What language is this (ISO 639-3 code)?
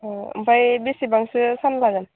brx